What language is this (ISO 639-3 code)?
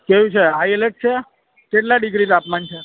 guj